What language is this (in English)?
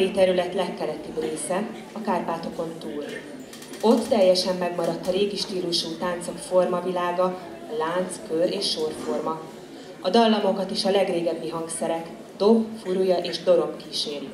Hungarian